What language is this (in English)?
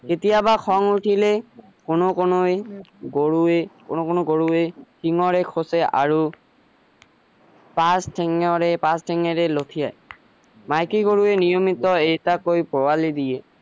Assamese